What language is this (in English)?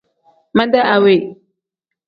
Tem